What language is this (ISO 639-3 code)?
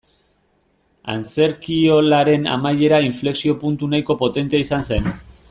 eus